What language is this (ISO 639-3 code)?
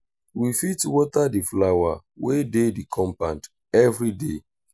pcm